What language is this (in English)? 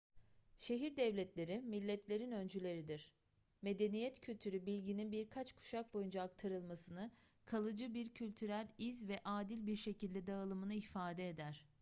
Turkish